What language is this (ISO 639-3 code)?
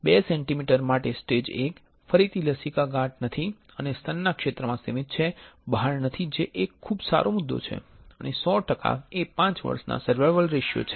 guj